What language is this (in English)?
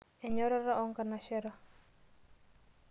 Masai